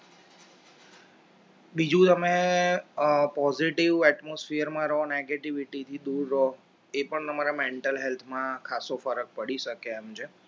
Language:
Gujarati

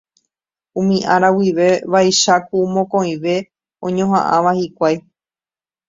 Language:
Guarani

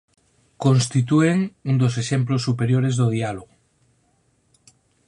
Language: Galician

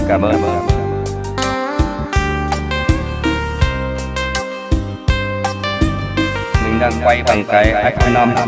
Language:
Vietnamese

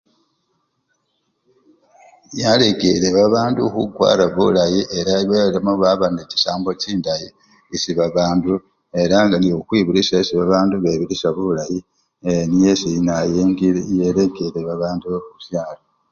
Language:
Luyia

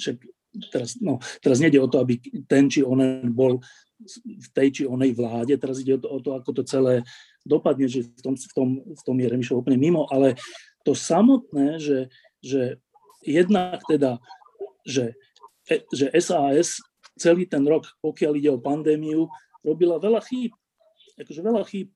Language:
Slovak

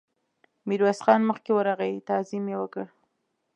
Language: Pashto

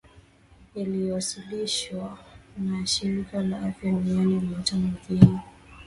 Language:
Swahili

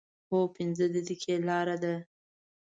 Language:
Pashto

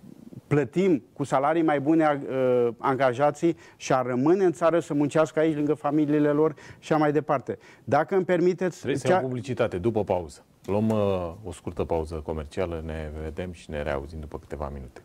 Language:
Romanian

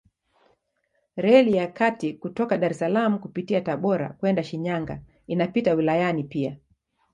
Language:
Swahili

